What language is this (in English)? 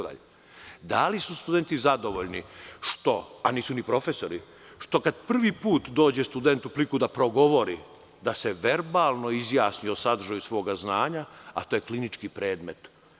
Serbian